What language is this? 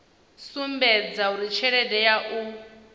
Venda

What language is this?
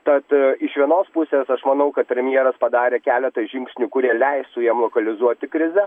Lithuanian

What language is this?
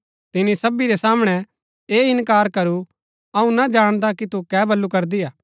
Gaddi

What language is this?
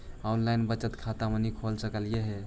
Magahi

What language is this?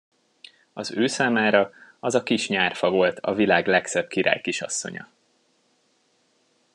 Hungarian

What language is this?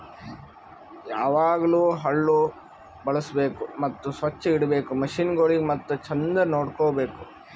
Kannada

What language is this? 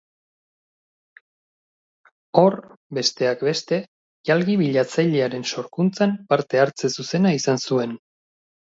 Basque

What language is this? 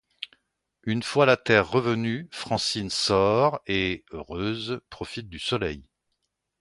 French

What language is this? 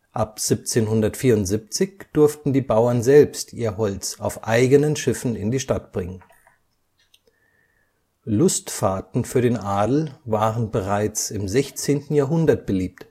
German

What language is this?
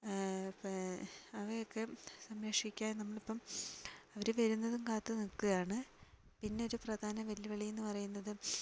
Malayalam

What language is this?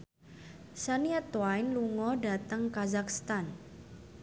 Javanese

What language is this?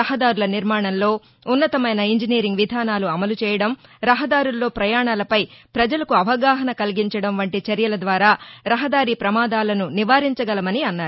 Telugu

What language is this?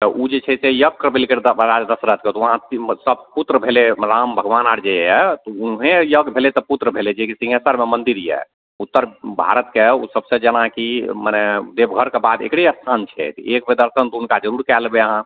Maithili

